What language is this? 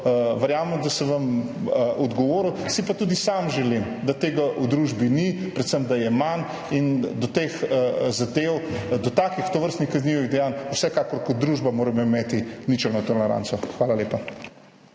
Slovenian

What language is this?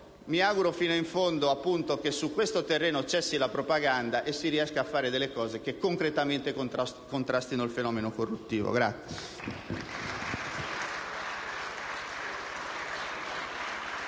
Italian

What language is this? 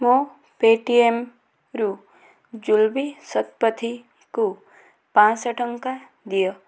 Odia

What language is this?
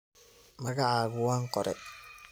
Somali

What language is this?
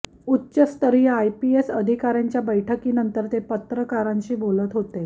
Marathi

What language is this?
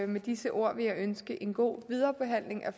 Danish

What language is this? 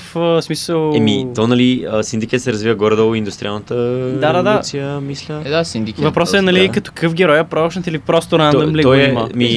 Bulgarian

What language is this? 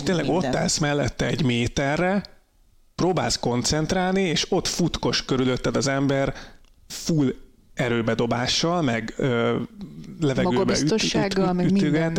Hungarian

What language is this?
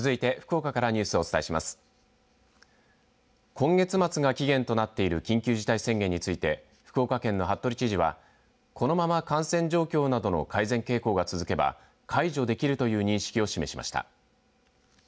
Japanese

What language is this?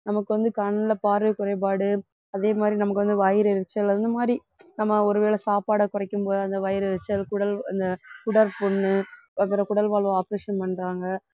Tamil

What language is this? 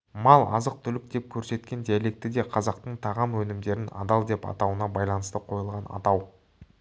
Kazakh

